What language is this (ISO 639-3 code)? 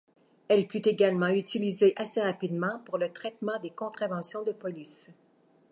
fra